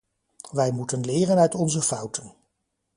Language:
Dutch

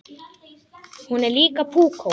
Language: Icelandic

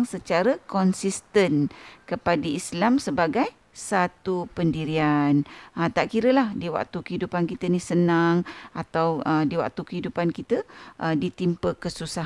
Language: Malay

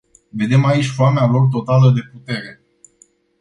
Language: Romanian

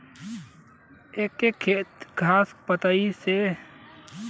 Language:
Bhojpuri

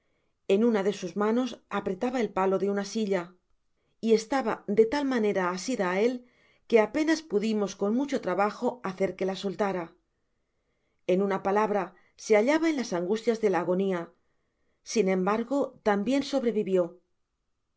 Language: Spanish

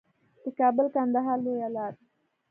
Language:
Pashto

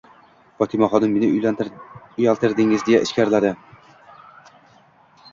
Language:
Uzbek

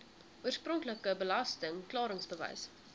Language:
Afrikaans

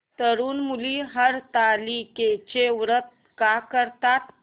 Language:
Marathi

